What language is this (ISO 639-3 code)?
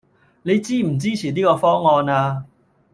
yue